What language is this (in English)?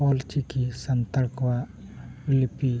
Santali